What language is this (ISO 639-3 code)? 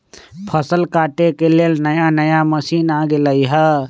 mag